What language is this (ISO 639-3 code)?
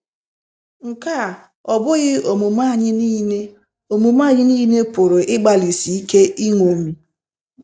ibo